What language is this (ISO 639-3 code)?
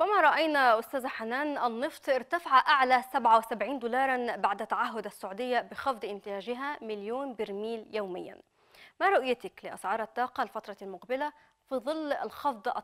ara